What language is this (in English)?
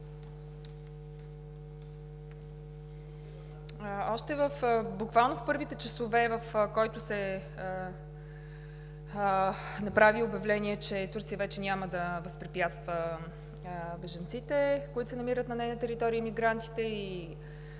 Bulgarian